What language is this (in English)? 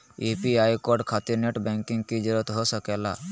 Magahi